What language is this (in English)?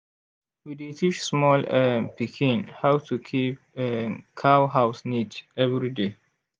Nigerian Pidgin